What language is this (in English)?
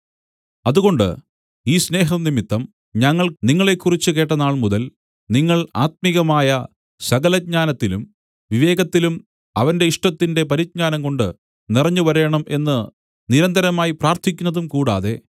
Malayalam